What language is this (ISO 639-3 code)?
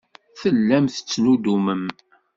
kab